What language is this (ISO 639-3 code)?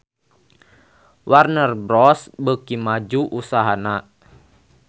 sun